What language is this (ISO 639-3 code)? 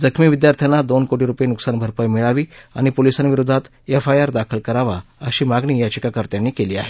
mar